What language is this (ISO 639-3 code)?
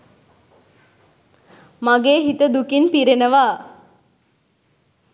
sin